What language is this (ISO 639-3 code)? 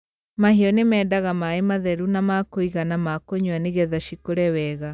kik